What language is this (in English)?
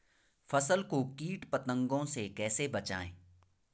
Hindi